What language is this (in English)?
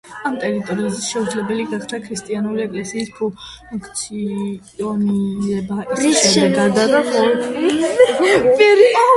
Georgian